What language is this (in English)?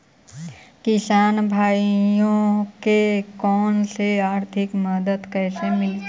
Magahi